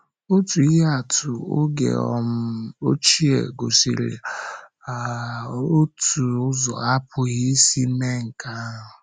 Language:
Igbo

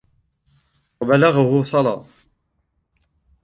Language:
Arabic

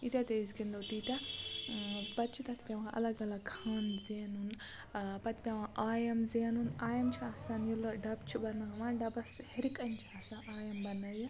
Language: Kashmiri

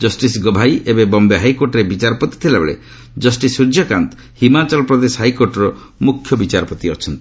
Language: Odia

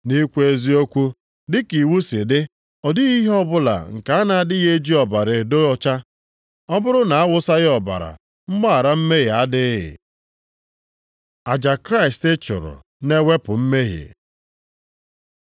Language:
Igbo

